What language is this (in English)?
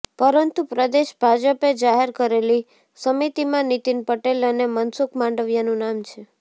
Gujarati